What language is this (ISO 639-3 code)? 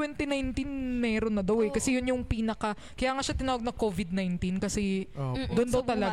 fil